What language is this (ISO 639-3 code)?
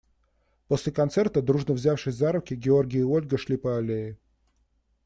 rus